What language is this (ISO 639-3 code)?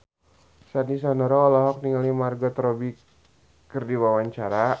sun